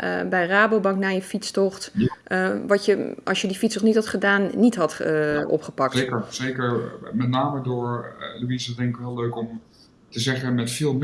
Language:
Dutch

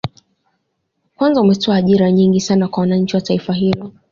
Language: Swahili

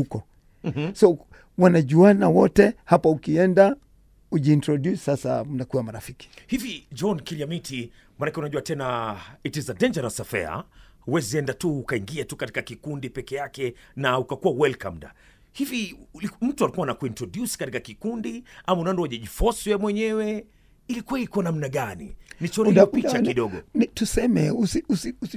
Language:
Swahili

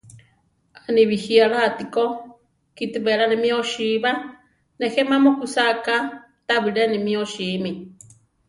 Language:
Central Tarahumara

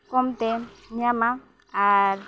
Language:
Santali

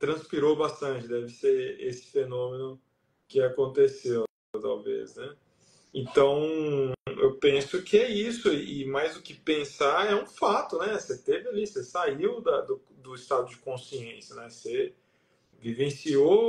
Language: Portuguese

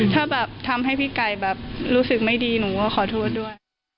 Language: Thai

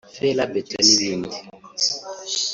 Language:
Kinyarwanda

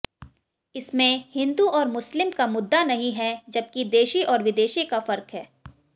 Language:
Hindi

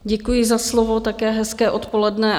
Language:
Czech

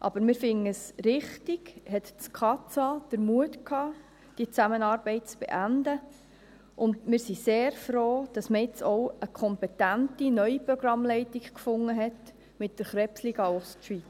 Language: Swiss German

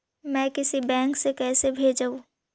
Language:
Magahi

